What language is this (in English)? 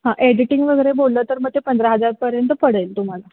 Marathi